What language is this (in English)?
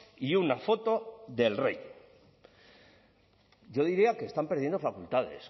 Spanish